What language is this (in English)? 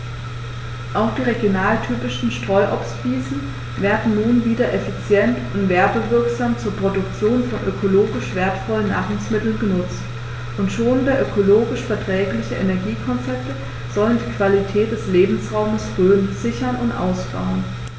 German